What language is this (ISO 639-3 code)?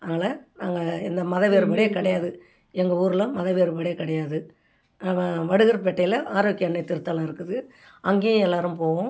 tam